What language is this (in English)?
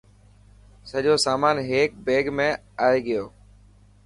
Dhatki